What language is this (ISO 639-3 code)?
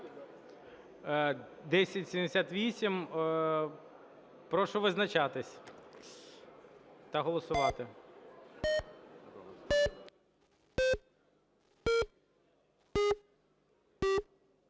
ukr